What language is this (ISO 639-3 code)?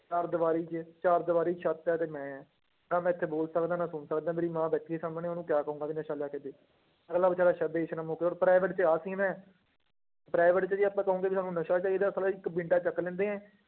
pan